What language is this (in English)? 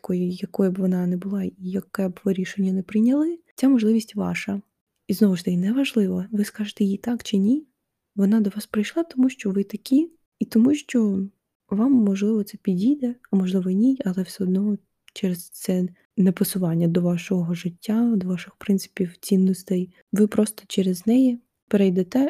Ukrainian